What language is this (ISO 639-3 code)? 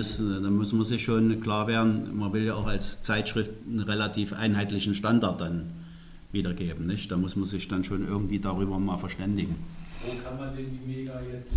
deu